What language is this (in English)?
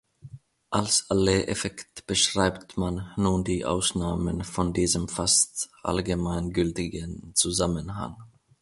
German